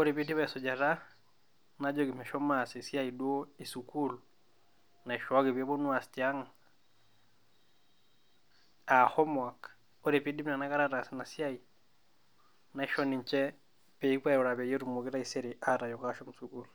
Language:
Masai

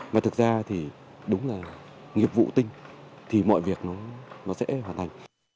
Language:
Vietnamese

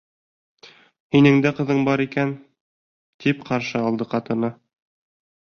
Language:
Bashkir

